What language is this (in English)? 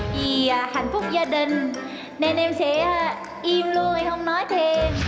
Vietnamese